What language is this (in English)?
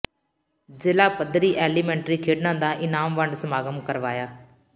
Punjabi